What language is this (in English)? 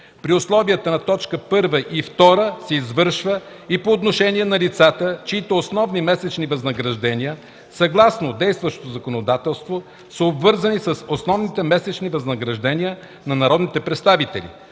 Bulgarian